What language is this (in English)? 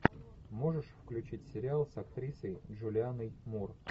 Russian